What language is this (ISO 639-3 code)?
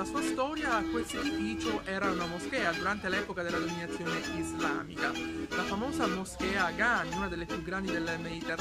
ita